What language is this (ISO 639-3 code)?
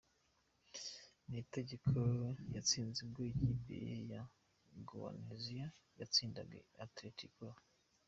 kin